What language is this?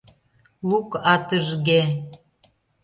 Mari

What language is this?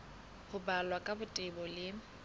Southern Sotho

